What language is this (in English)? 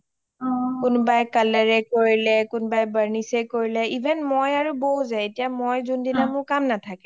Assamese